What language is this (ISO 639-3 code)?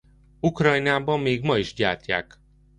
hun